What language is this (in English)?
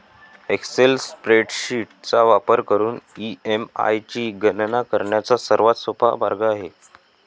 Marathi